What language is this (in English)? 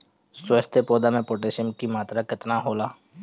Bhojpuri